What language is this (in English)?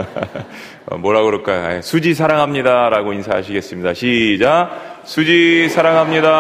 Korean